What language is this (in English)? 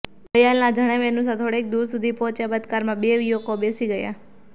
Gujarati